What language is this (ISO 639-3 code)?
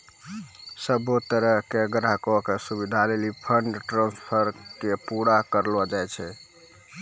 mai